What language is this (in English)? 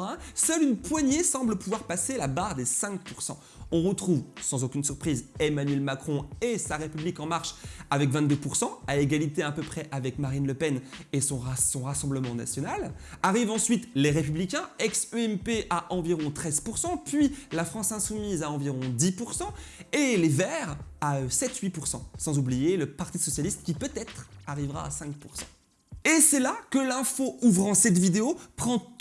French